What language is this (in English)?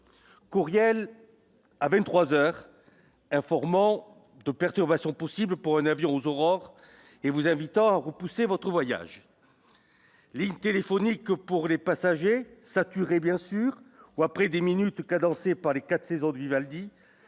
French